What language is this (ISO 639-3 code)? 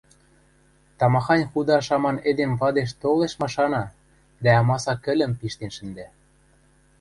mrj